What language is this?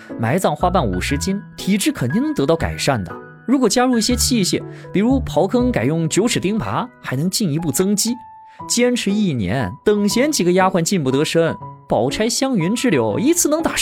Chinese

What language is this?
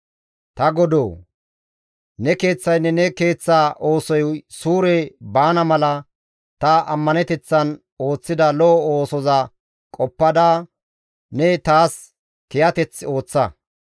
Gamo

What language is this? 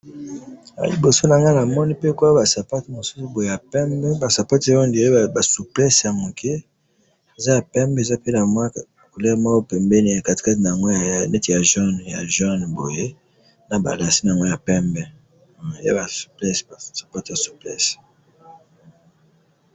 Lingala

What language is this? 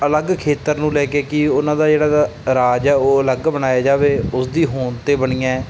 Punjabi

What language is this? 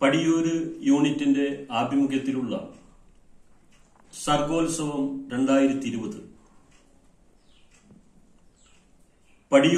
Turkish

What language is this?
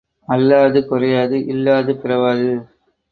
Tamil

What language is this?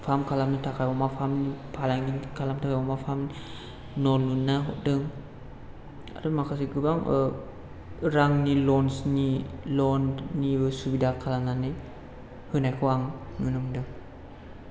Bodo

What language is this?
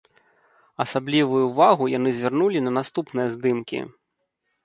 Belarusian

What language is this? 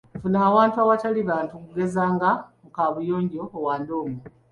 Ganda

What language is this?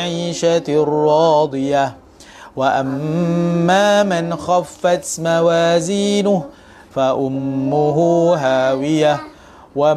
Malay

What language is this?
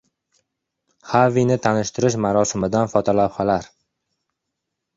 Uzbek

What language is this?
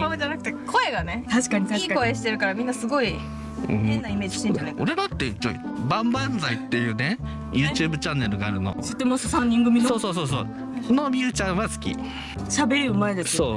Japanese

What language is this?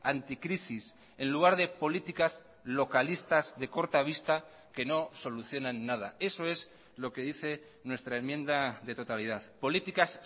Spanish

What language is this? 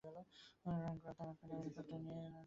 Bangla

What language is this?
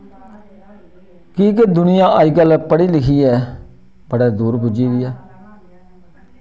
Dogri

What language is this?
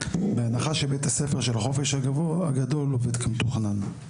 Hebrew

